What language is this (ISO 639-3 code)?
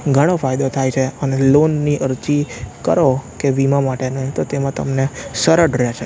guj